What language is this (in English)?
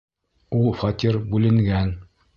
Bashkir